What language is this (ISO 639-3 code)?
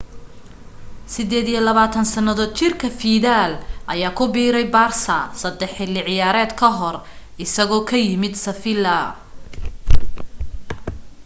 som